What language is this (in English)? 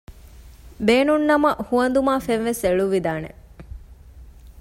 Divehi